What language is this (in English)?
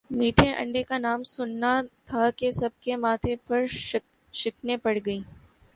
Urdu